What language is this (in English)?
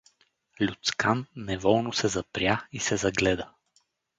Bulgarian